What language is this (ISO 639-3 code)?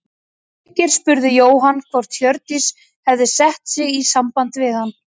isl